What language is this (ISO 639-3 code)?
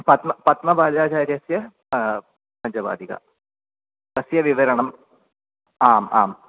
san